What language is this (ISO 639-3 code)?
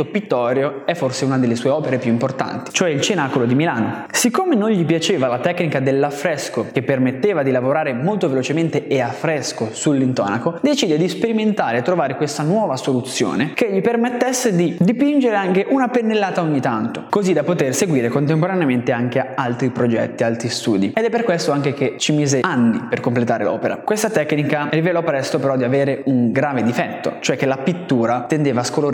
ita